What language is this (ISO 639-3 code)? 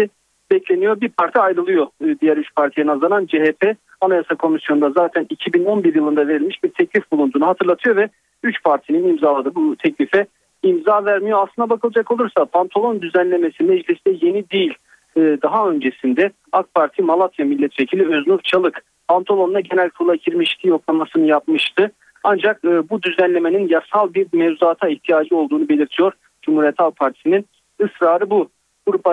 tur